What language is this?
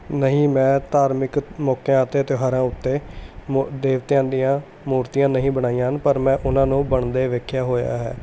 Punjabi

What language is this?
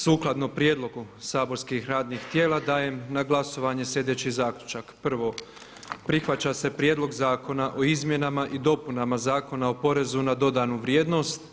Croatian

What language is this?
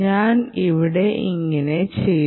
Malayalam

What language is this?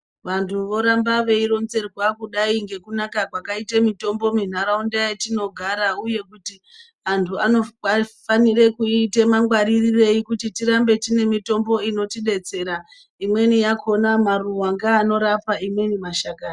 Ndau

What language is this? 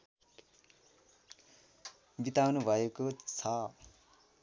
Nepali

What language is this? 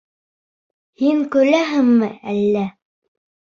Bashkir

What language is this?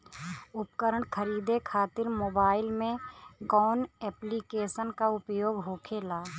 Bhojpuri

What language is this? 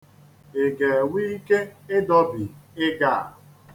Igbo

